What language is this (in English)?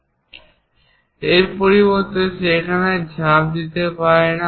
Bangla